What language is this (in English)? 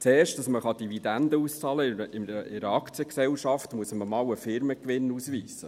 Swiss German